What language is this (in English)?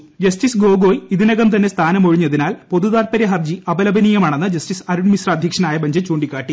Malayalam